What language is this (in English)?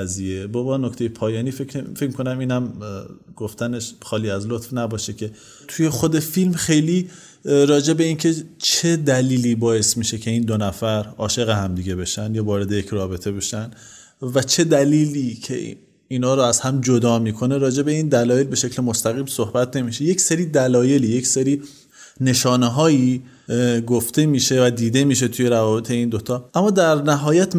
Persian